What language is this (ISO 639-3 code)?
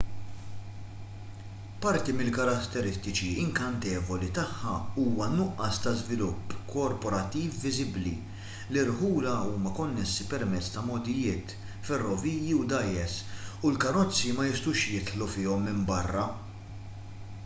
mlt